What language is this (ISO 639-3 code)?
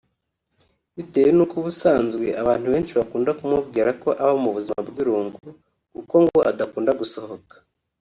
kin